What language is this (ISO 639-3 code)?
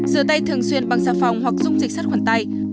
vie